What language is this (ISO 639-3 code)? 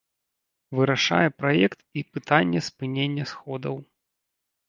bel